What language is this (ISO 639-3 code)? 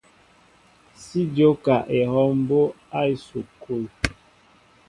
mbo